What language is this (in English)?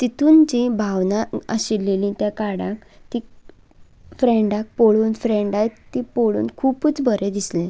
Konkani